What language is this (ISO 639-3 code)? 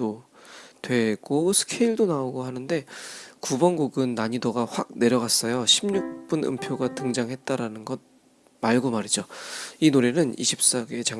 kor